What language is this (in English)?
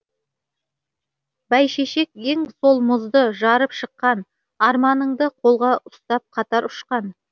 Kazakh